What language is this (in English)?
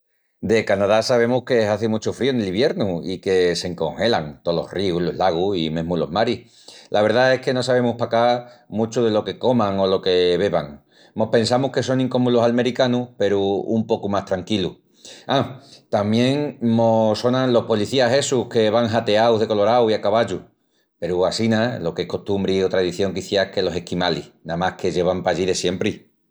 Extremaduran